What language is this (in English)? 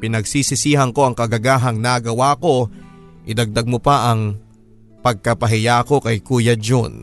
Filipino